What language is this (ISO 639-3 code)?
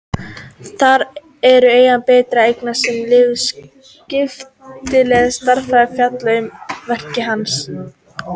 isl